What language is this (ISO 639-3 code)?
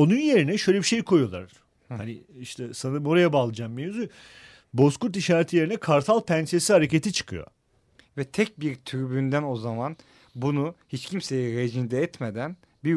tur